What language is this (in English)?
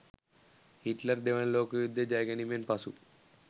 Sinhala